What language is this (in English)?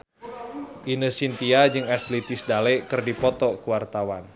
Sundanese